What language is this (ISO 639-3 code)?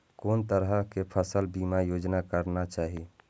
mai